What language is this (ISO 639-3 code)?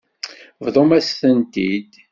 kab